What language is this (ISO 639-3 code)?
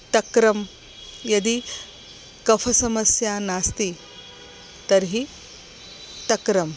san